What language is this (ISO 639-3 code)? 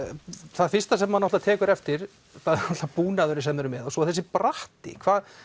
isl